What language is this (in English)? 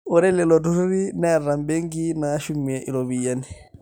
Masai